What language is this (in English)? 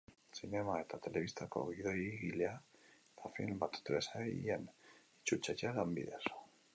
Basque